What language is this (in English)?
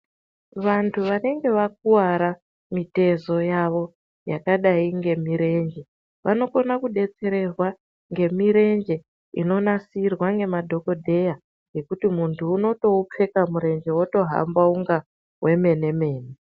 Ndau